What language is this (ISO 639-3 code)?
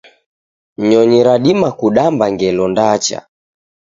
dav